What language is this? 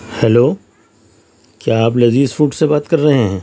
Urdu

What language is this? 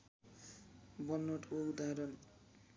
Nepali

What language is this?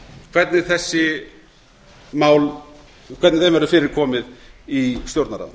Icelandic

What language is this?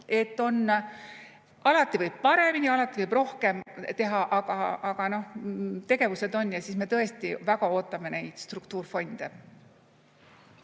Estonian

